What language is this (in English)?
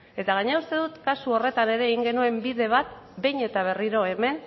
Basque